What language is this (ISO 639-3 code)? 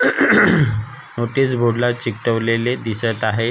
mar